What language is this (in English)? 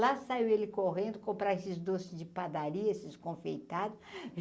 Portuguese